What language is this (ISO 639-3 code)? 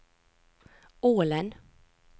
nor